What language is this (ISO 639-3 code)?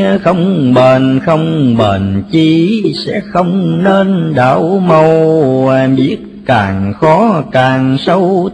vie